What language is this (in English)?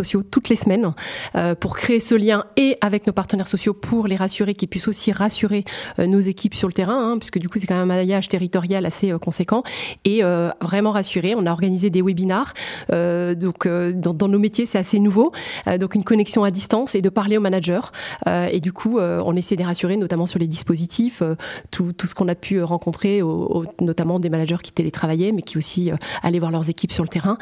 French